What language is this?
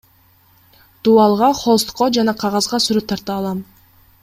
Kyrgyz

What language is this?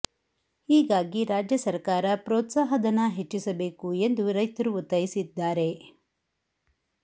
Kannada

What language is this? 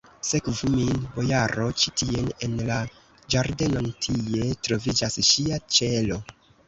Esperanto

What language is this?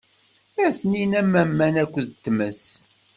Kabyle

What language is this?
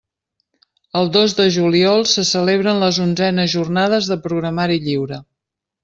Catalan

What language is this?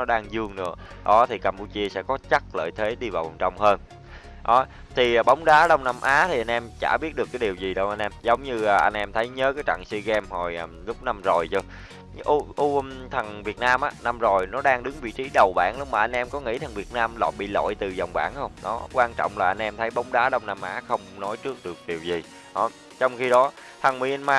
Vietnamese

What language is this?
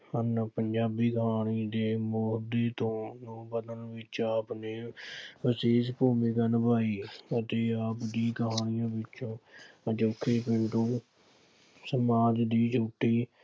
Punjabi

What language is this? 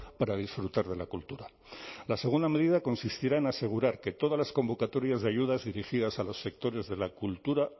Spanish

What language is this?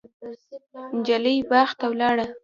Pashto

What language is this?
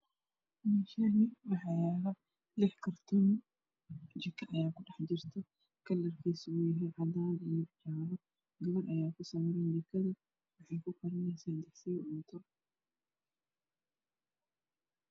Somali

